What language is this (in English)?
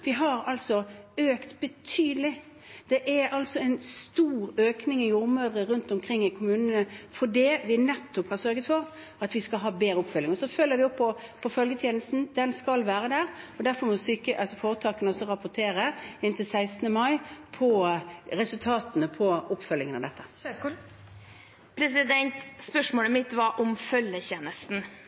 Norwegian